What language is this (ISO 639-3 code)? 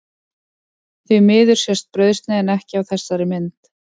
isl